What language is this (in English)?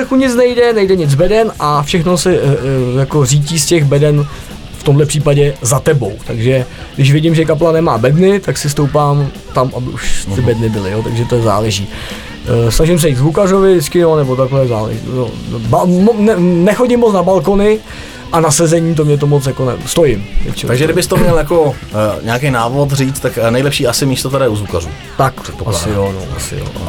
Czech